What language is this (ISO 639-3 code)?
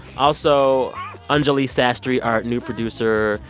eng